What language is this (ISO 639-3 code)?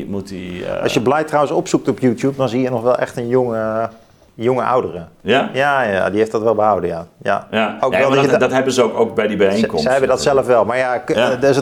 nld